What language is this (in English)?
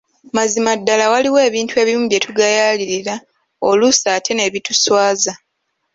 Ganda